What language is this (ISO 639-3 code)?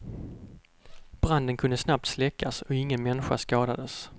swe